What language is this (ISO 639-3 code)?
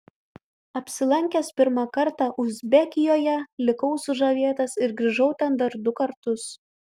lit